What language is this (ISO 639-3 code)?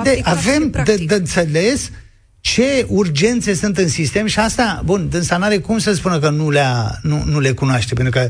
ron